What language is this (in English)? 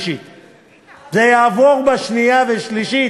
Hebrew